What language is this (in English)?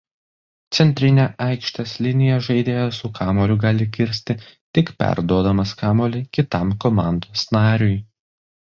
Lithuanian